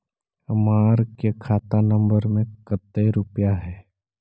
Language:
Magahi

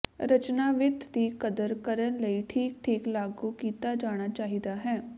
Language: Punjabi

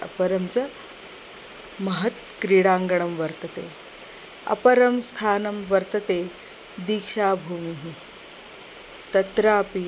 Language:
Sanskrit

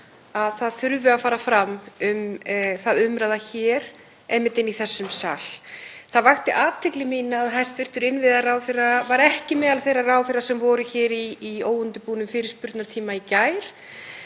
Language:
Icelandic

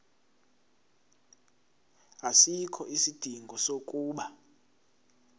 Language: Zulu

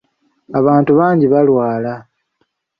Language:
Ganda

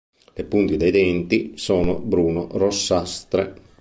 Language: Italian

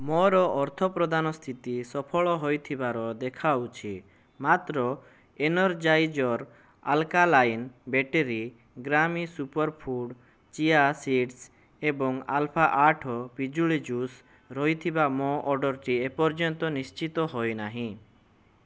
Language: Odia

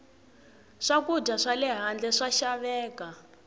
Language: Tsonga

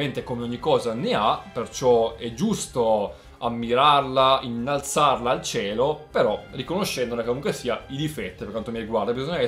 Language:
Italian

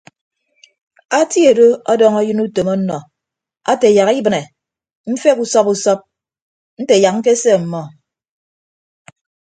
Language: Ibibio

